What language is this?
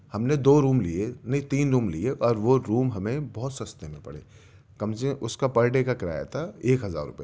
Urdu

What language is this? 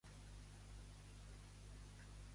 Catalan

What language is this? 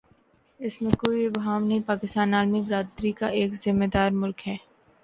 Urdu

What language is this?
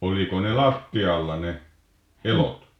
Finnish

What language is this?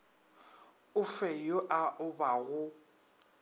Northern Sotho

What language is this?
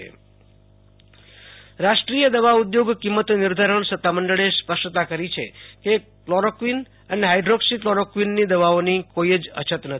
Gujarati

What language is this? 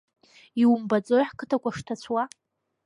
Abkhazian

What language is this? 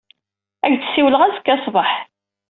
Kabyle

